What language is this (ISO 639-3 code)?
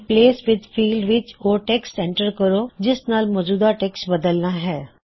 pan